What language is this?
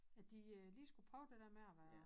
Danish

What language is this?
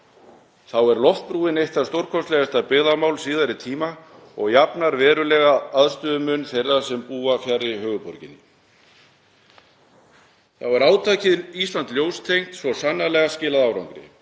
Icelandic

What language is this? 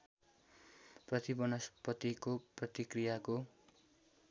Nepali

